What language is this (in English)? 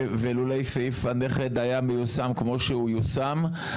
Hebrew